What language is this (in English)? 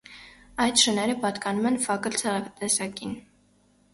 Armenian